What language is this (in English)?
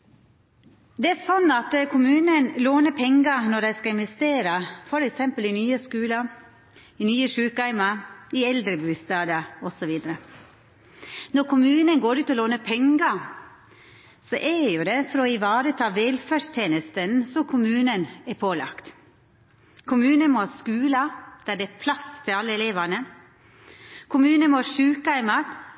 Norwegian Nynorsk